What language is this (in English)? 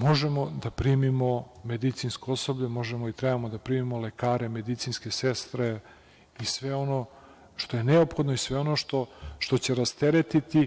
Serbian